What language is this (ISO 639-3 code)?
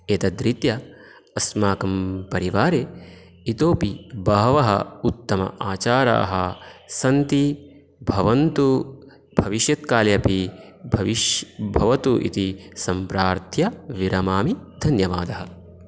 san